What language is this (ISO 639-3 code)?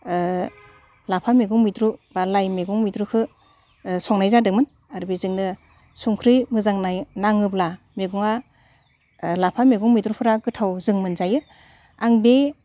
brx